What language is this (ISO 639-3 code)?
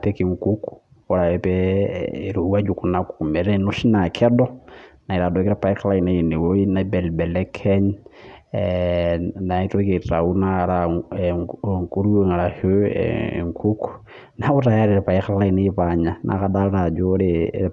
mas